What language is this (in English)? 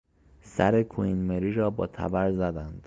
Persian